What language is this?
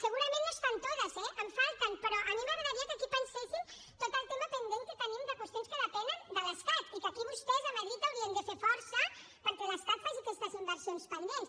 Catalan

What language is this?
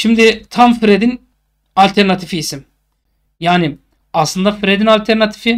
Turkish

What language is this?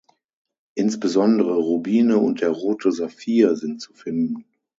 German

